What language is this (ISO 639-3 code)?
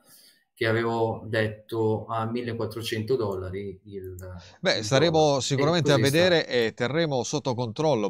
ita